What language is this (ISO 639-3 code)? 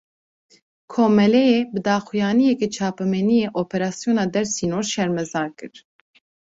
kur